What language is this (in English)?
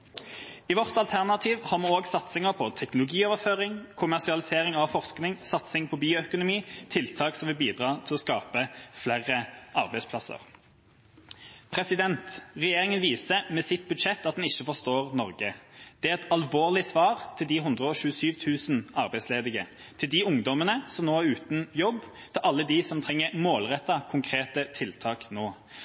Norwegian Bokmål